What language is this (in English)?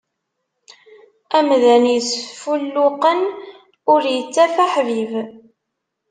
Kabyle